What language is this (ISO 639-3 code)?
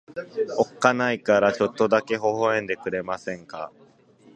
jpn